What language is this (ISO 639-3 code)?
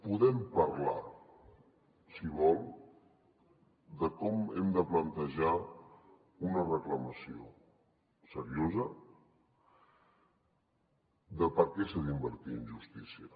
cat